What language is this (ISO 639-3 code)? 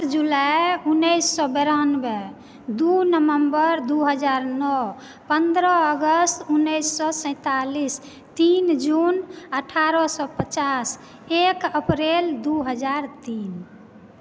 mai